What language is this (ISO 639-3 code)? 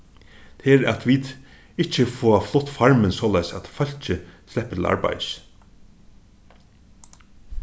fao